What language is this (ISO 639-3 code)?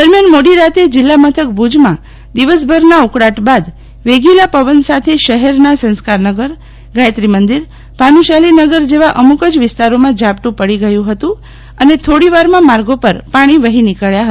guj